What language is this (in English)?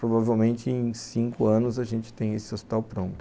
Portuguese